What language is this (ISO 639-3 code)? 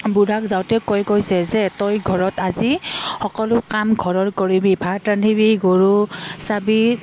asm